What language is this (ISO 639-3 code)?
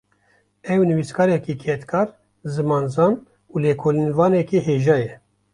kur